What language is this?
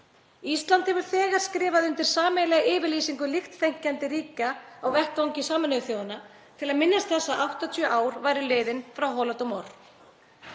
Icelandic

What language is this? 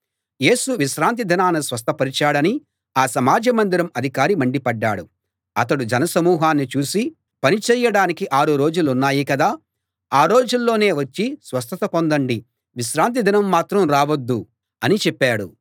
Telugu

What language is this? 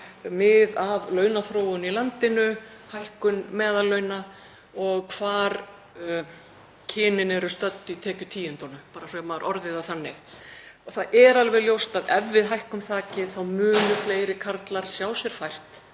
Icelandic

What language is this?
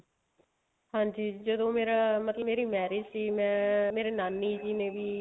Punjabi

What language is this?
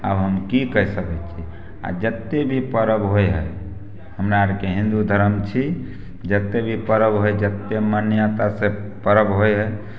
Maithili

